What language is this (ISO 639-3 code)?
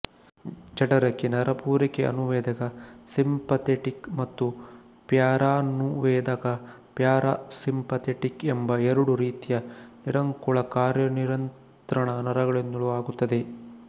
kan